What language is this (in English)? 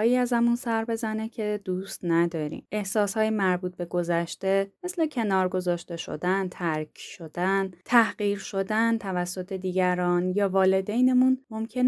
Persian